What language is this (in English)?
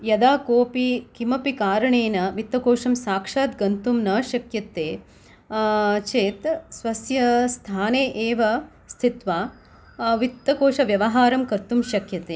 Sanskrit